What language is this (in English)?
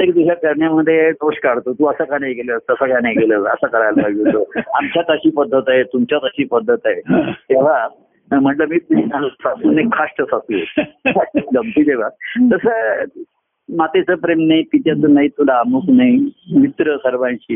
Marathi